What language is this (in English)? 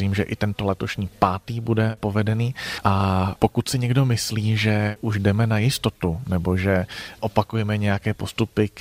Czech